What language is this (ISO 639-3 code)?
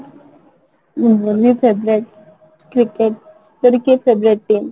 ori